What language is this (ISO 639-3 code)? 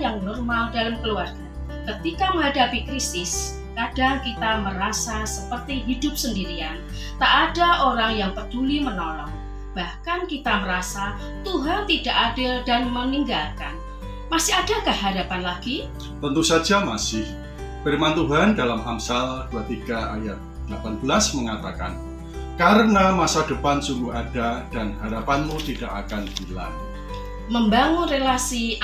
ind